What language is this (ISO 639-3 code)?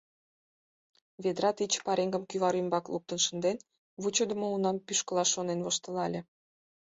chm